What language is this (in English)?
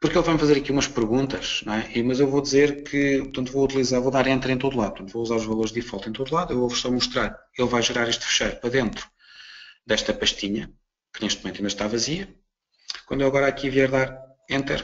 Portuguese